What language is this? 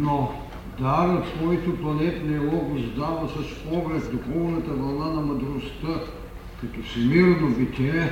Bulgarian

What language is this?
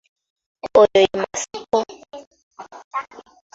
Ganda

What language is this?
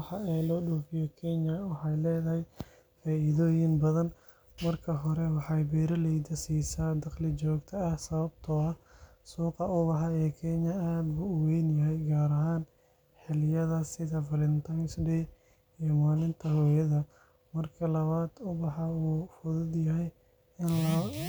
Somali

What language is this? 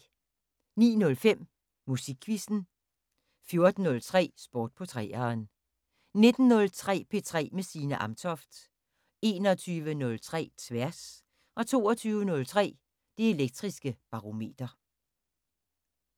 Danish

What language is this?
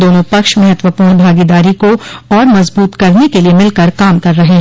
Hindi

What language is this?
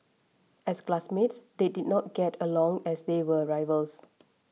English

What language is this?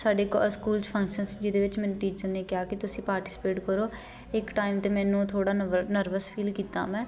Punjabi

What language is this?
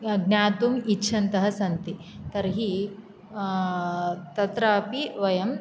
Sanskrit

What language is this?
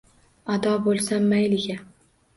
Uzbek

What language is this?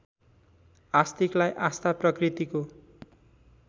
Nepali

